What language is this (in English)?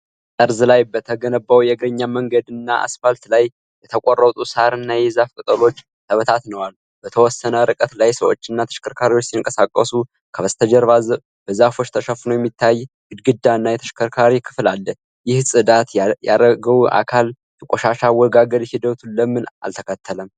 Amharic